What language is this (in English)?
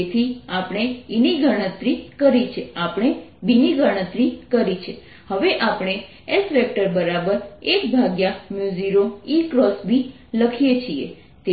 Gujarati